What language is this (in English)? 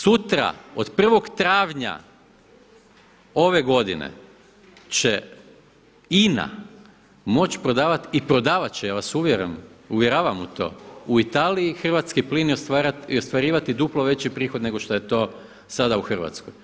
Croatian